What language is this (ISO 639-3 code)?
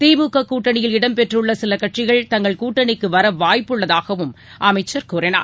tam